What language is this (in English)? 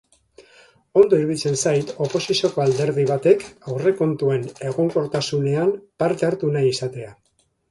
Basque